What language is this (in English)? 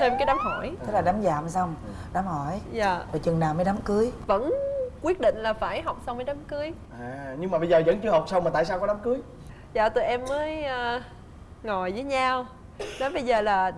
Vietnamese